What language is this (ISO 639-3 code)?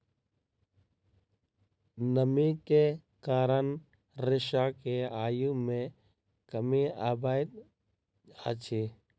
mai